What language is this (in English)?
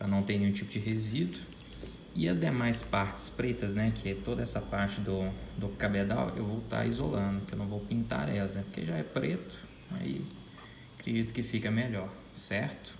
Portuguese